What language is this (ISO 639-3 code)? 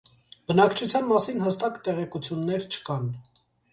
hye